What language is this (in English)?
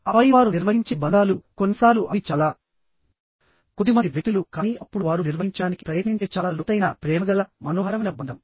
Telugu